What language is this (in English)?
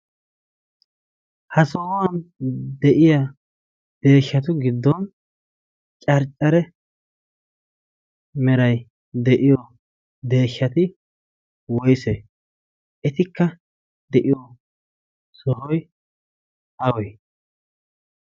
Wolaytta